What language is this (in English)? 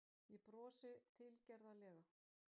Icelandic